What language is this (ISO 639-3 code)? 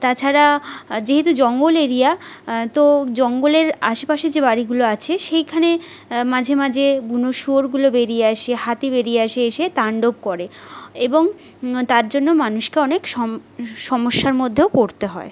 ben